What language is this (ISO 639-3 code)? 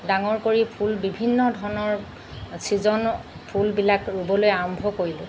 asm